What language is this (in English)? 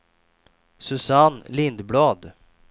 Swedish